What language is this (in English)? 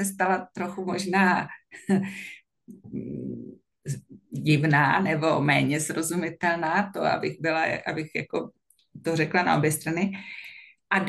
Czech